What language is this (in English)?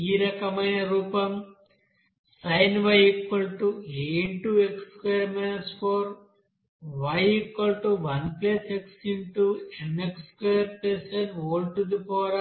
Telugu